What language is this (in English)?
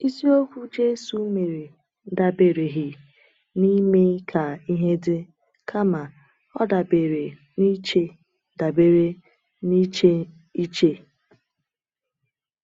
Igbo